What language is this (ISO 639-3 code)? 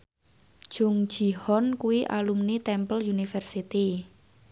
jav